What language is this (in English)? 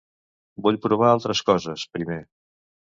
Catalan